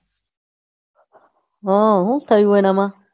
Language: Gujarati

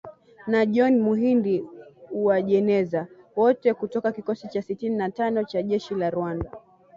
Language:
Swahili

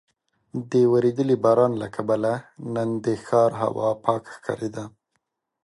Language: Pashto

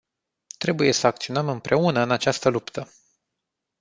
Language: Romanian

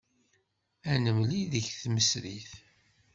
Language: Kabyle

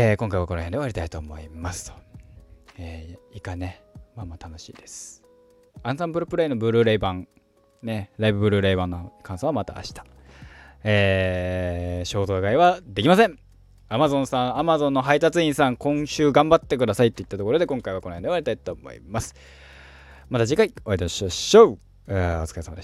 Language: Japanese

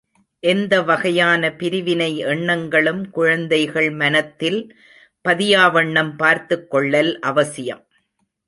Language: Tamil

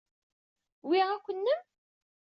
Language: Kabyle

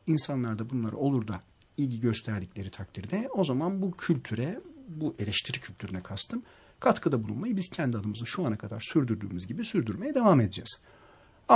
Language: Turkish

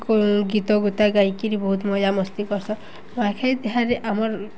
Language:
Odia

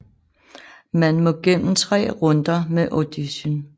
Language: Danish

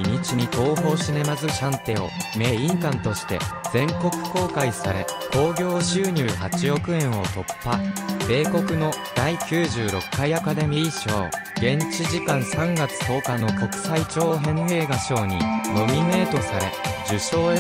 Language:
Japanese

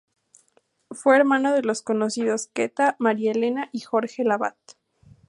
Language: Spanish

